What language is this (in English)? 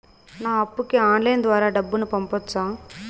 Telugu